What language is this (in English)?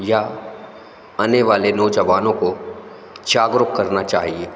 Hindi